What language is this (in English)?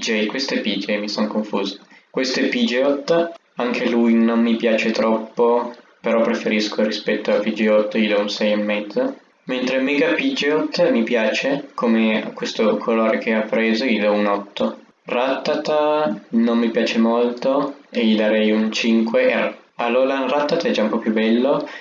Italian